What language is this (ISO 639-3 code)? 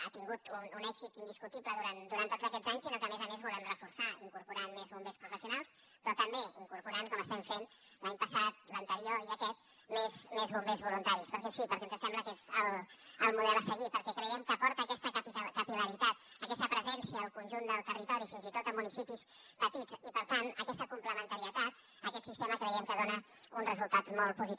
cat